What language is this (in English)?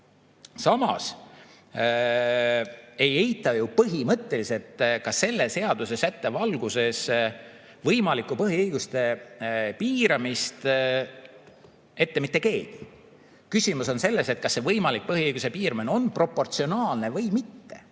Estonian